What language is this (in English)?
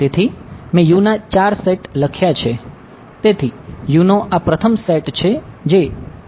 Gujarati